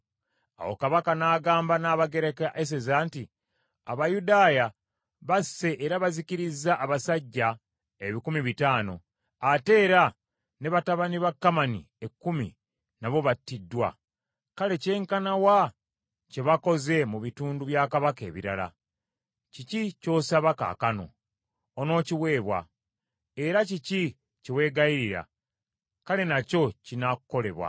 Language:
Ganda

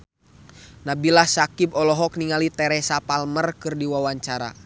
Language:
Sundanese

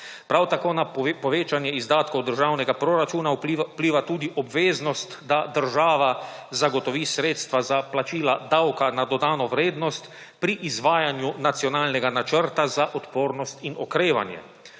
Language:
Slovenian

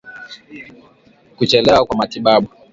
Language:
Swahili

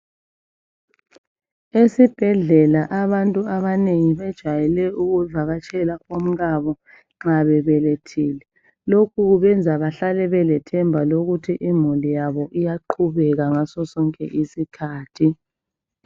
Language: North Ndebele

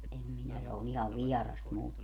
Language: Finnish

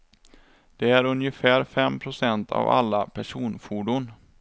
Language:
Swedish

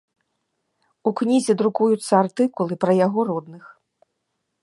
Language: Belarusian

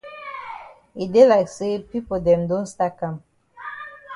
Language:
Cameroon Pidgin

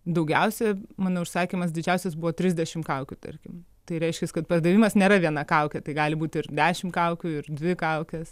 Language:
Lithuanian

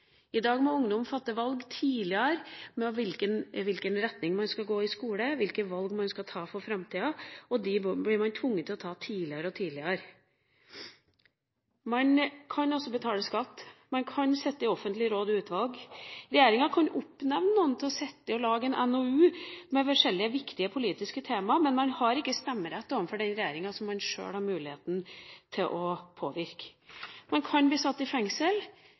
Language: Norwegian Bokmål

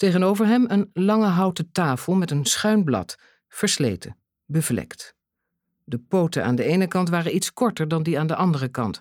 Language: Dutch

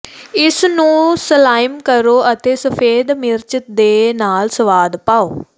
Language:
Punjabi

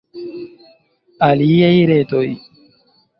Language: Esperanto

